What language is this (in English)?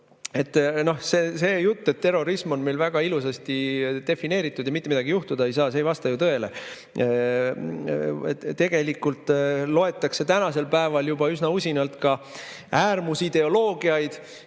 Estonian